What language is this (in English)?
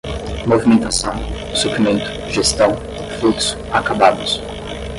Portuguese